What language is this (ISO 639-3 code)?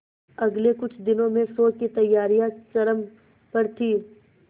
hin